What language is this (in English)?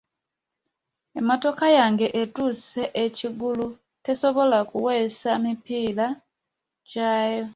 Ganda